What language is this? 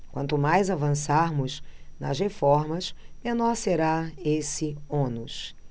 Portuguese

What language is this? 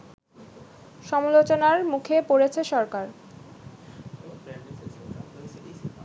Bangla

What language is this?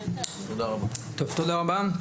Hebrew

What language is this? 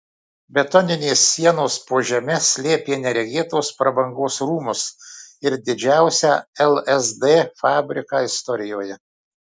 Lithuanian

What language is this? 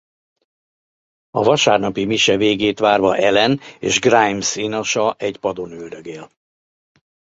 Hungarian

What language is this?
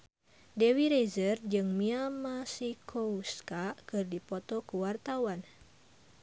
Sundanese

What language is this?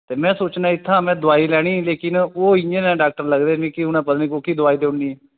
Dogri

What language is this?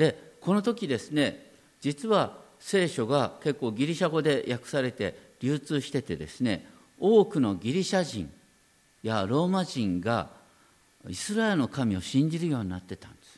Japanese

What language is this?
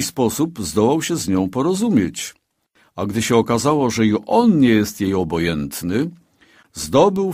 Polish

